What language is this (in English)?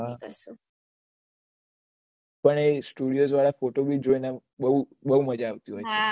Gujarati